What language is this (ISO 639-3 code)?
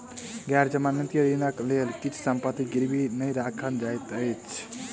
mai